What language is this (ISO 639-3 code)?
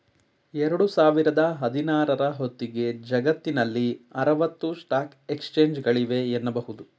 kan